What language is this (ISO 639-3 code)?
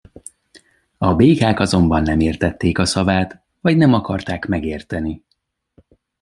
hun